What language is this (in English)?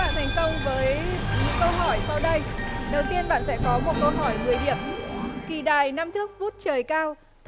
Vietnamese